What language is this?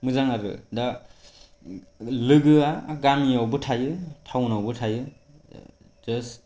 Bodo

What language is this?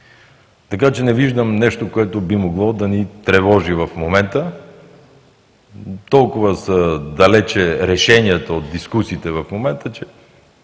Bulgarian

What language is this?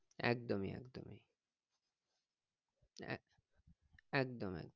Bangla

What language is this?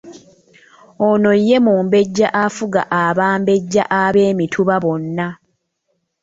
Ganda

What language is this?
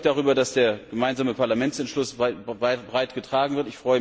German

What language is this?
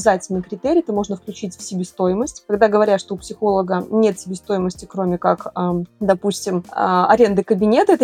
Russian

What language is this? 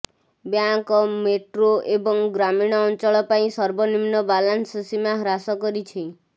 Odia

